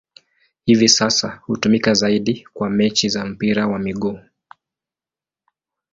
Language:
Swahili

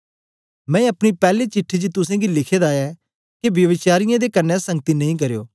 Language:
Dogri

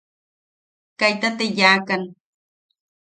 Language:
Yaqui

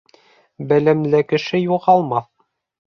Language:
Bashkir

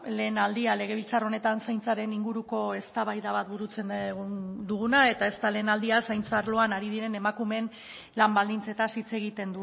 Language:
Basque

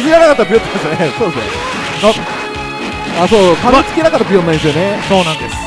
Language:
Japanese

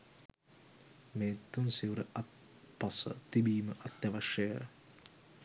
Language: Sinhala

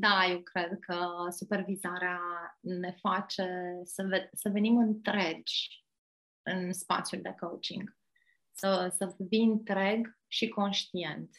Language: Romanian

